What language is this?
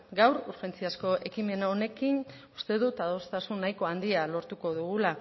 Basque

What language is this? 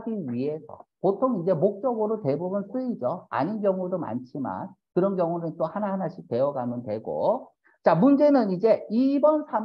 Korean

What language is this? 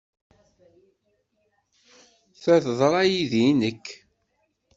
Kabyle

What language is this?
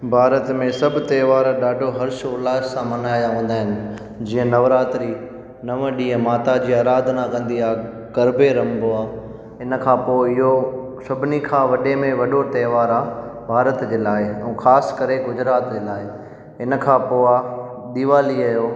Sindhi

